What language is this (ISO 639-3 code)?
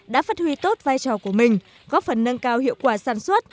vie